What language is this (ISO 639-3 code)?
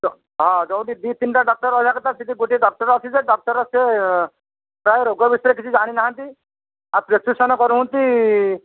ori